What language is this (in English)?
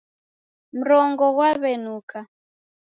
Taita